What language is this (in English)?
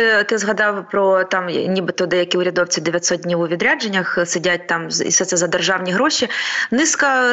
Ukrainian